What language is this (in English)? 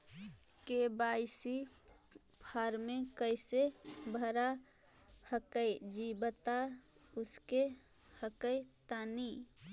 Magahi